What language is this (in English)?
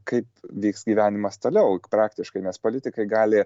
Lithuanian